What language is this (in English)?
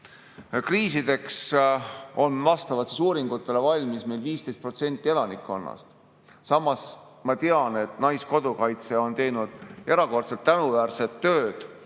Estonian